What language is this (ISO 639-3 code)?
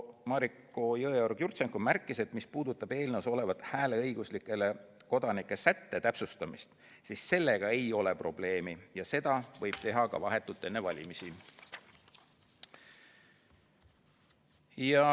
est